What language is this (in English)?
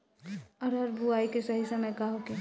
Bhojpuri